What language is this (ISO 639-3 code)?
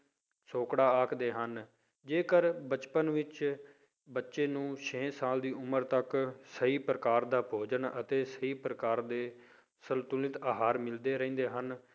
pan